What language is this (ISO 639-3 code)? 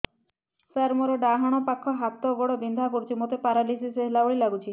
ori